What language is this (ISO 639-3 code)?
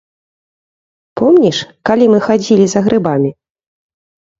bel